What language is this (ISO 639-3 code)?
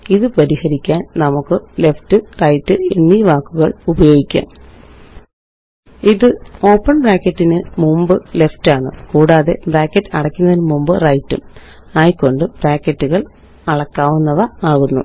mal